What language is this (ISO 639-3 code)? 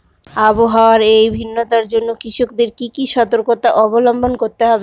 ben